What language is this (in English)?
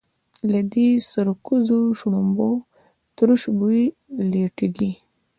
Pashto